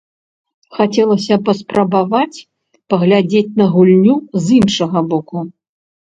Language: Belarusian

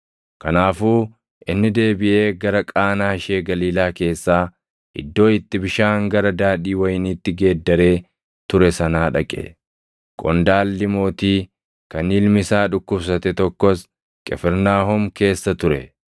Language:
Oromo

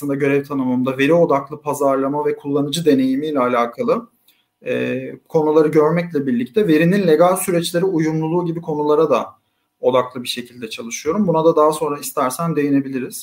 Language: Turkish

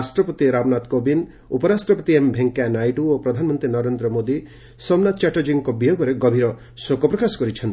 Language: Odia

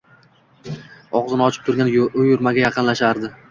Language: Uzbek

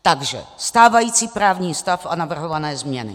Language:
Czech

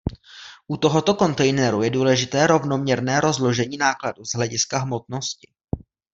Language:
Czech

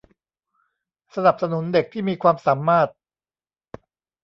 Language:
Thai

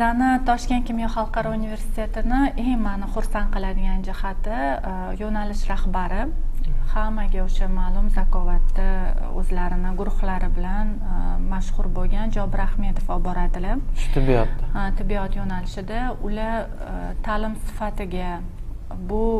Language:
Turkish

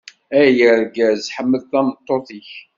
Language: Kabyle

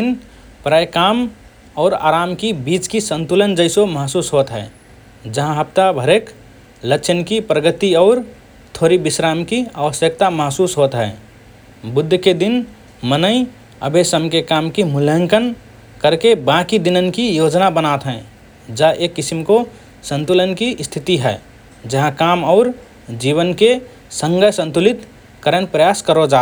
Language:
Rana Tharu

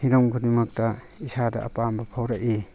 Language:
Manipuri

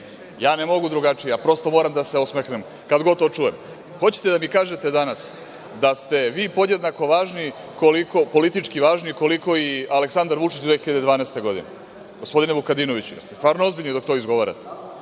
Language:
Serbian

